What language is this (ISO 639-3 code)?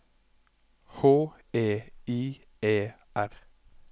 nor